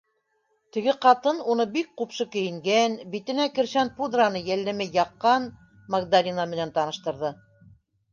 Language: Bashkir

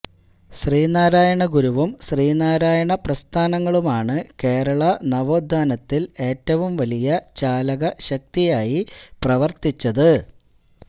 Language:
Malayalam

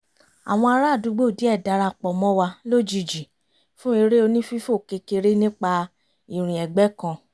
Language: Yoruba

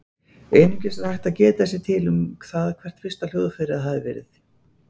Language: Icelandic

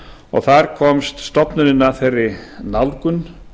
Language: Icelandic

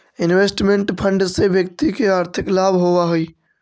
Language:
Magahi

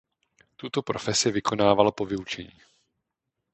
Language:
Czech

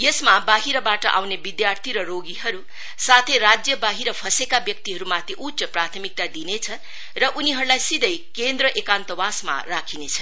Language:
Nepali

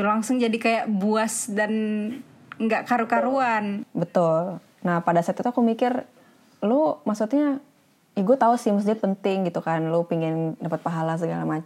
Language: Indonesian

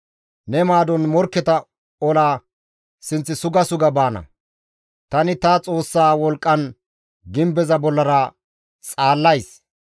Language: Gamo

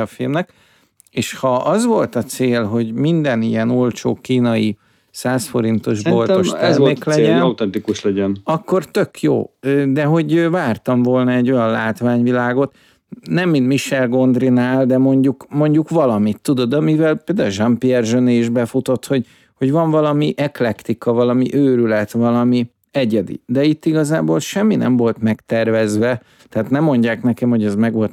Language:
Hungarian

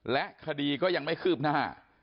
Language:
Thai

